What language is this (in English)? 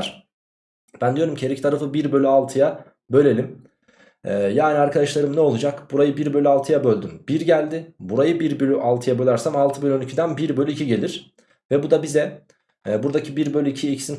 Turkish